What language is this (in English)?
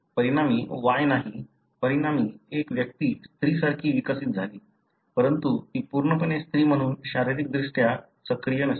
Marathi